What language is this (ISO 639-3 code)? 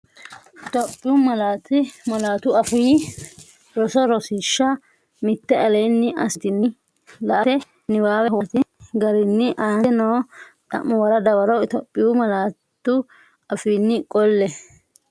sid